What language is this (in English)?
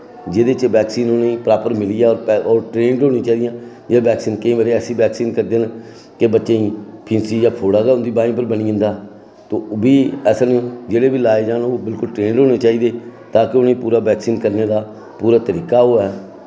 Dogri